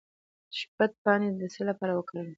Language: Pashto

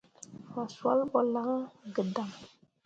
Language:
Mundang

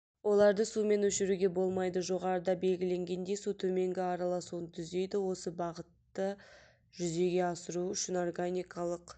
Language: Kazakh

